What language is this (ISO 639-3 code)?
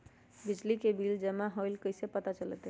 mag